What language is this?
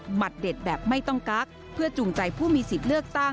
Thai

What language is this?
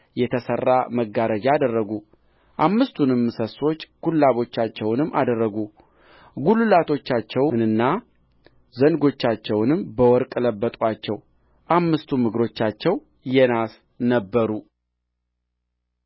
Amharic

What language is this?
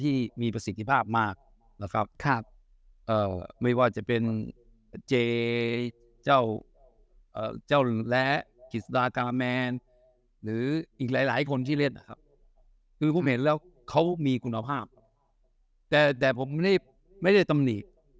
Thai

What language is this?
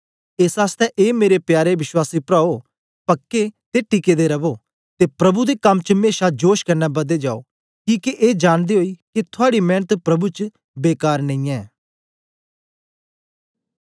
Dogri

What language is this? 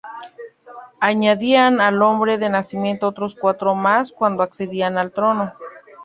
Spanish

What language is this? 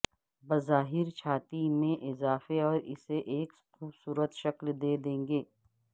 Urdu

